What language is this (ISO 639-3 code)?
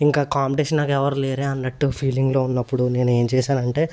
tel